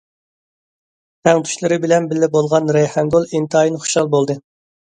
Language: Uyghur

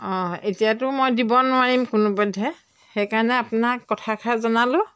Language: Assamese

